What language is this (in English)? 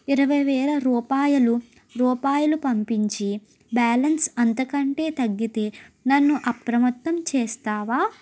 Telugu